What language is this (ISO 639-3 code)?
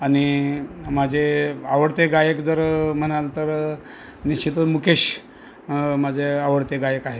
mar